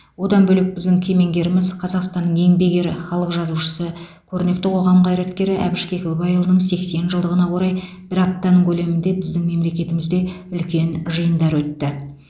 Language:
Kazakh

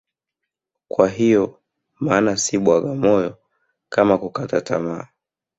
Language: Swahili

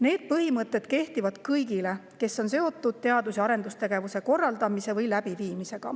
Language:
Estonian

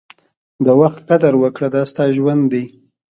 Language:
Pashto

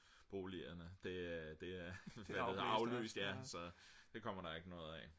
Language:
Danish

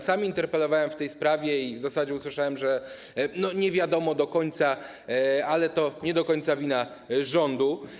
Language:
Polish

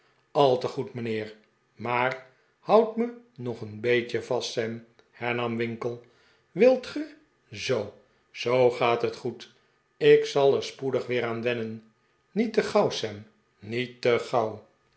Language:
Dutch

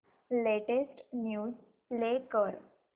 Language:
Marathi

